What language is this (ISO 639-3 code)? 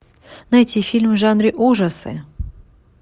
rus